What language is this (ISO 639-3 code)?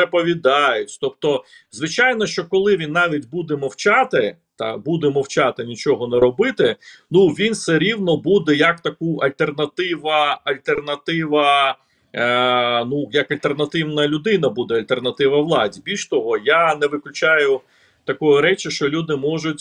ukr